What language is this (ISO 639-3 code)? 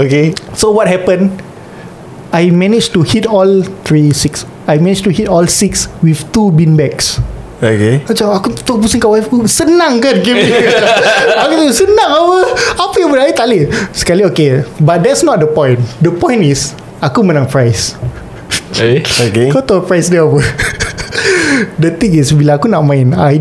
msa